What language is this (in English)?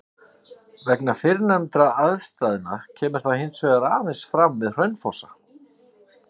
Icelandic